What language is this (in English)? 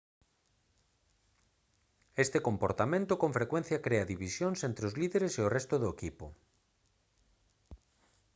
Galician